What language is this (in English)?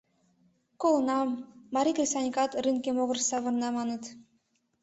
Mari